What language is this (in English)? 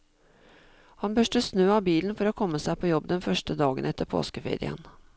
Norwegian